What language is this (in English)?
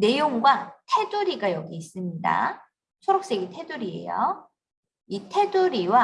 Korean